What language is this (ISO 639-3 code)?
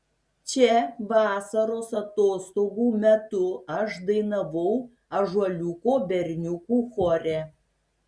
lit